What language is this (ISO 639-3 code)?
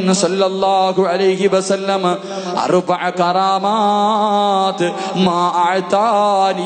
ara